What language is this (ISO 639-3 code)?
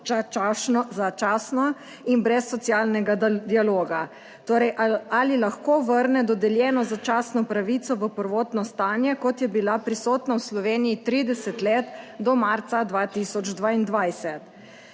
slv